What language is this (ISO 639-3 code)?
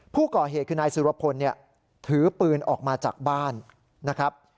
tha